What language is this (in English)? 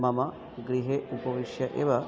Sanskrit